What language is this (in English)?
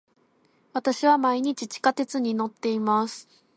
Japanese